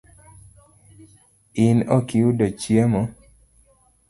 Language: Luo (Kenya and Tanzania)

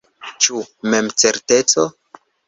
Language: Esperanto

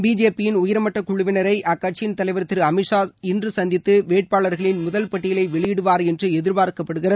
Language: Tamil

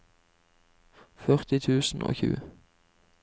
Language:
Norwegian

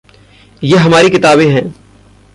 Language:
Hindi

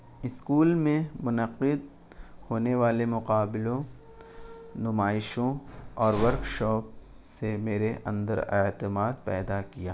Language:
Urdu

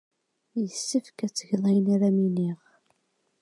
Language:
Kabyle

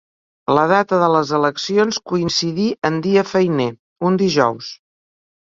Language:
Catalan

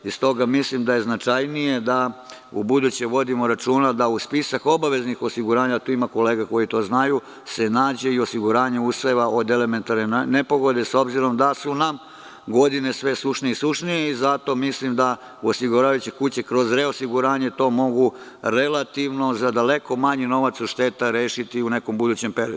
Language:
Serbian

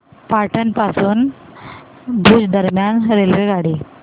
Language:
Marathi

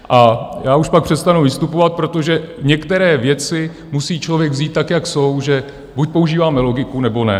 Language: Czech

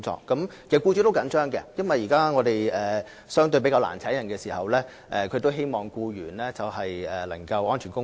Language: Cantonese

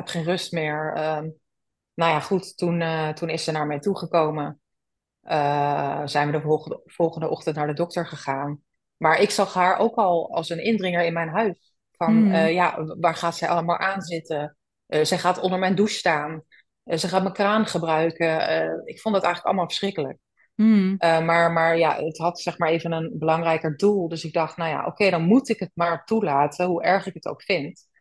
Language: Dutch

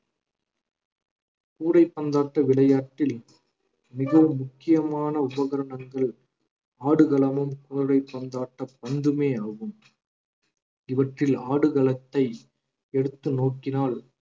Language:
Tamil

